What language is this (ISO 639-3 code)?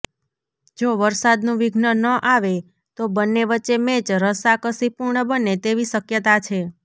guj